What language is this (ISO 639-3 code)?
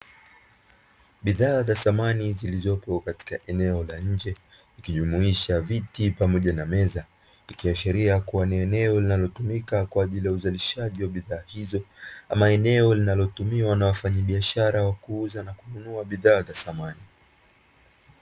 swa